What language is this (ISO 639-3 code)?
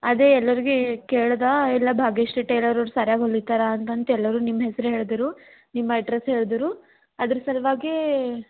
kan